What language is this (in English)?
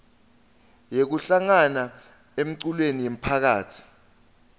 Swati